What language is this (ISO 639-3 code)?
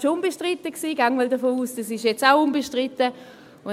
gsw